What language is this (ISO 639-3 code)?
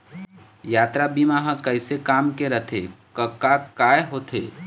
hne